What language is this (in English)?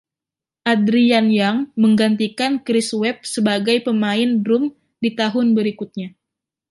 Indonesian